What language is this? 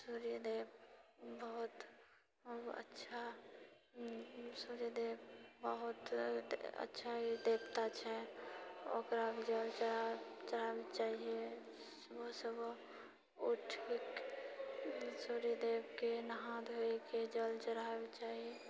Maithili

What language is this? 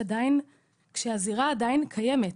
Hebrew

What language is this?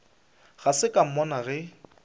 Northern Sotho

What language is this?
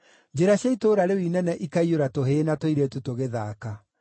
Kikuyu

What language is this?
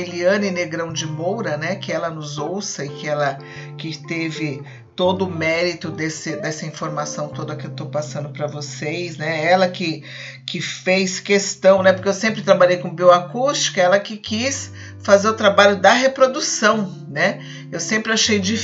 Portuguese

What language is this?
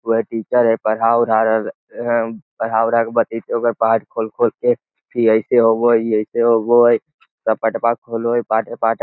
Magahi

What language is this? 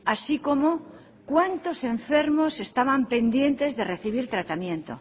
Spanish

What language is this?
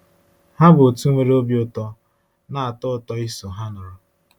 Igbo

